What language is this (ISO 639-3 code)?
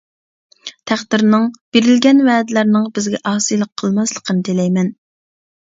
uig